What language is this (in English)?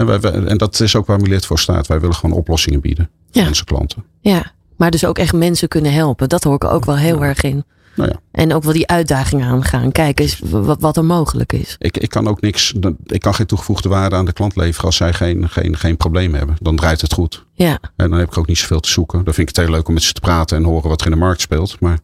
Dutch